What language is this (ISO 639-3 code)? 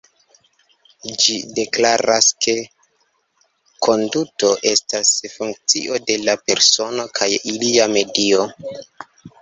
epo